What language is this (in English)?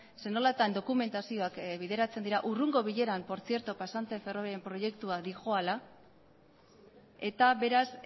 Basque